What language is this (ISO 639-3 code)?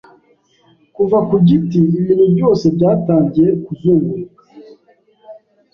kin